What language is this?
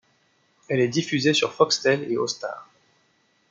French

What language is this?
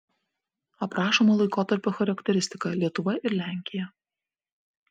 Lithuanian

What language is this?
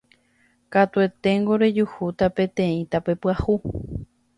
Guarani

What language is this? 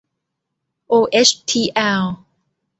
Thai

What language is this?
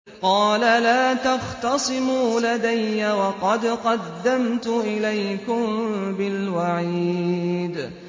Arabic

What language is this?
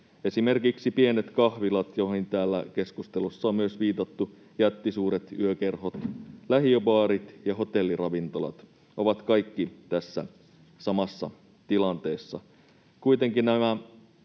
Finnish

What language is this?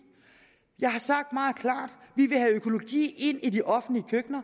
Danish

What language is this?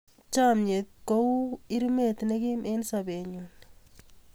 Kalenjin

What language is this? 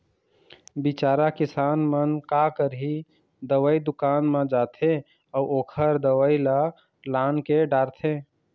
Chhattisgarhi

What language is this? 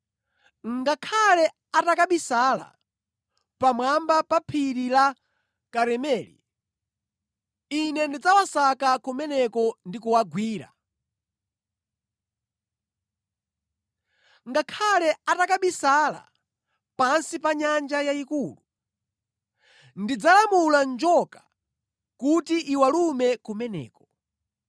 Nyanja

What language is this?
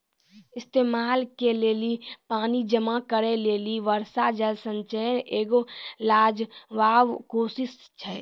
Maithili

